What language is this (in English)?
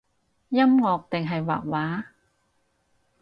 Cantonese